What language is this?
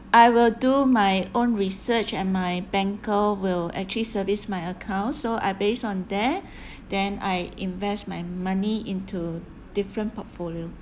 English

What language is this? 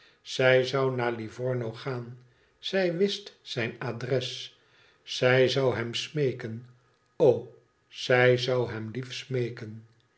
Dutch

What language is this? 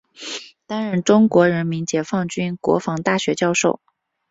Chinese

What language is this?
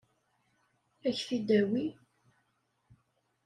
Kabyle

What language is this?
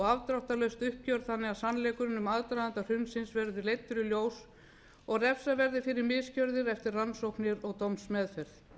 Icelandic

